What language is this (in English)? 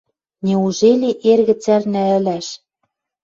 Western Mari